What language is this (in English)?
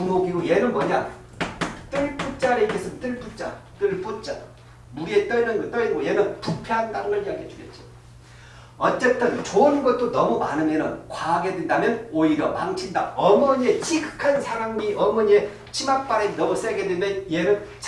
Korean